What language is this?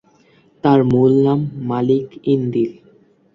Bangla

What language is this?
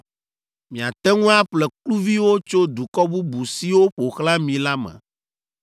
Ewe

